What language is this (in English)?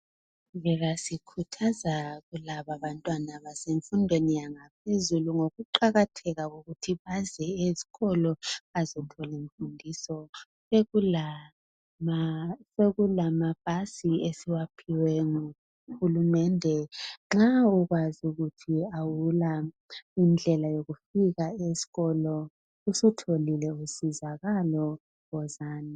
North Ndebele